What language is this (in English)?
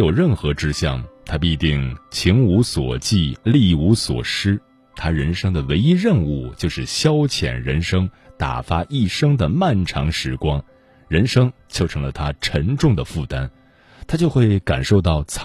Chinese